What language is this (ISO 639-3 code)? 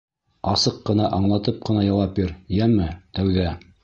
bak